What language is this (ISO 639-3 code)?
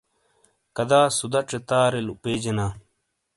scl